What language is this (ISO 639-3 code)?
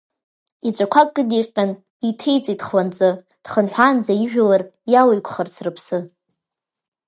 abk